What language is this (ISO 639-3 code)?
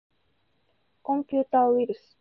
jpn